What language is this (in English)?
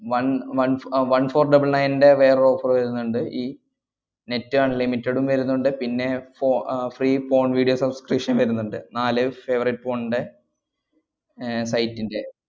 Malayalam